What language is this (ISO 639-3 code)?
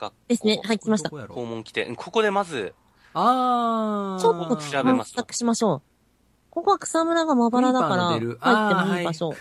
jpn